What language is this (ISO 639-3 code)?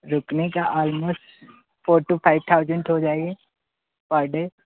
hin